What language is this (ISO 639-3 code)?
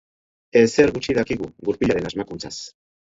eus